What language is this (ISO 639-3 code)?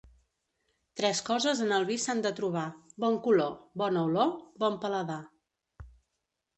cat